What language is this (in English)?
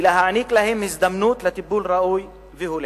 Hebrew